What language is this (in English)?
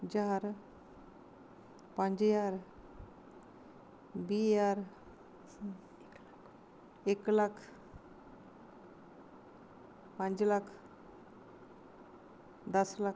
Dogri